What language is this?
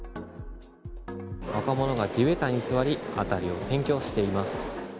Japanese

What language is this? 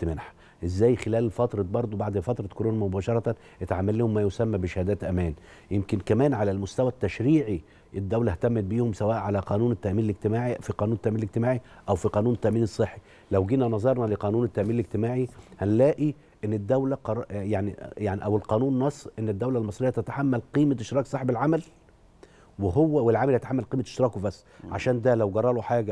Arabic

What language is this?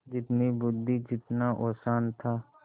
Hindi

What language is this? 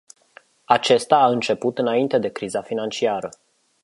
Romanian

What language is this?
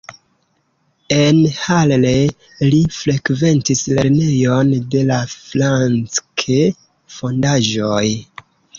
Esperanto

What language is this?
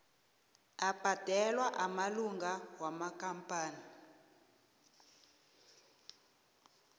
South Ndebele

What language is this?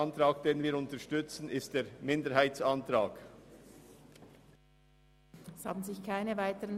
Swiss German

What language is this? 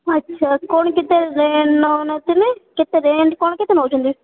Odia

